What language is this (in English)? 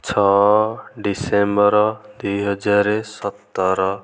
Odia